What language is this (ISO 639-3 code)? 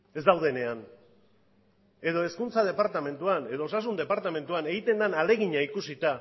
eus